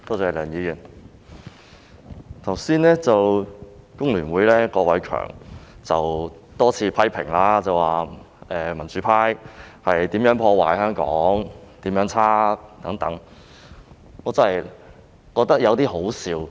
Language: Cantonese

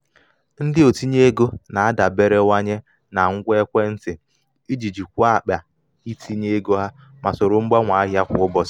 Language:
Igbo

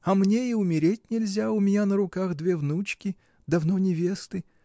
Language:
Russian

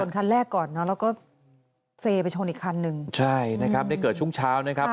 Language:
Thai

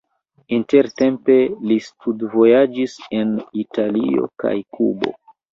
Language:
Esperanto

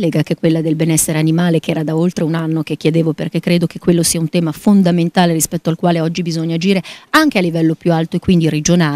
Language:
Italian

